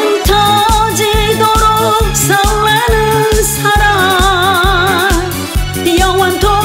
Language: Korean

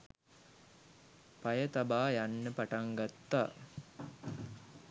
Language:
Sinhala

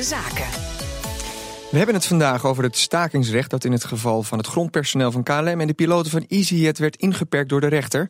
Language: Dutch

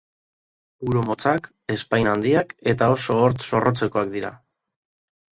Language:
Basque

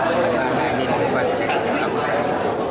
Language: Indonesian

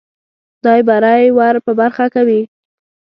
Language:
Pashto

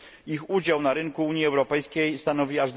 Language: Polish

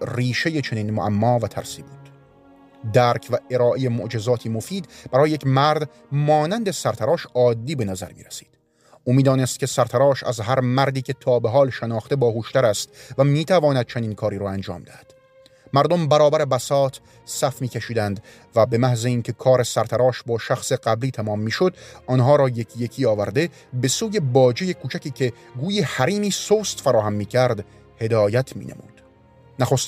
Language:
Persian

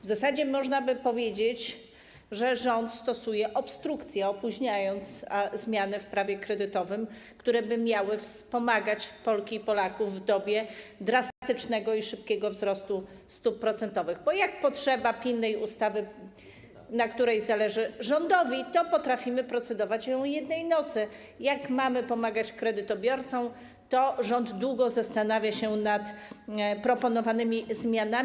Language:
Polish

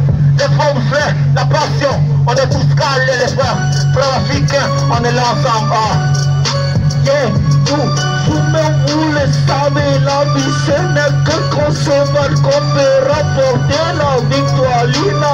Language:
French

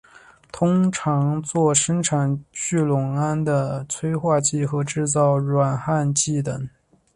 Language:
Chinese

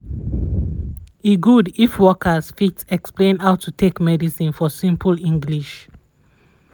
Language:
Nigerian Pidgin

